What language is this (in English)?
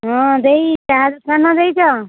Odia